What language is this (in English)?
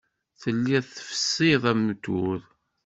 Kabyle